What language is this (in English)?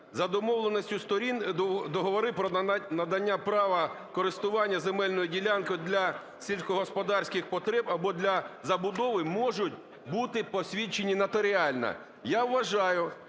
Ukrainian